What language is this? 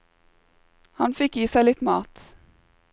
Norwegian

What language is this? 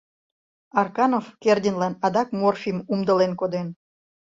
Mari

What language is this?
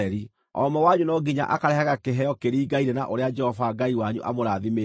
Kikuyu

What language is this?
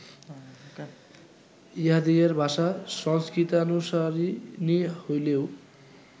Bangla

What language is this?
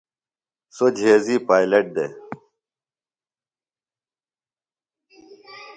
Phalura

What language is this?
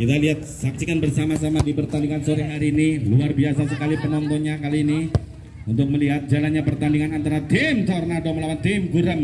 Indonesian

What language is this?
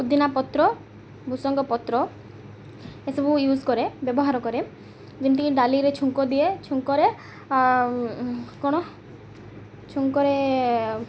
Odia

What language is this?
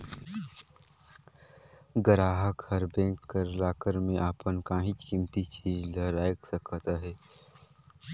Chhattisgarhi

